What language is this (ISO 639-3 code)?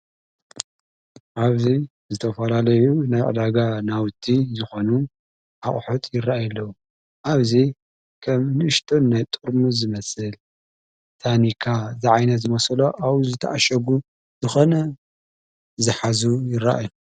tir